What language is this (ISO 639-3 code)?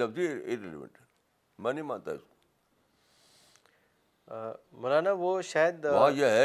urd